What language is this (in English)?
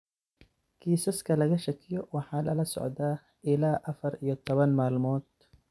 Somali